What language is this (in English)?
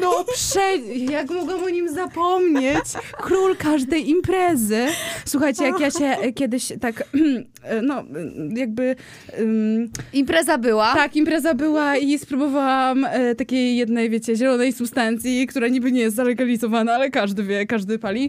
Polish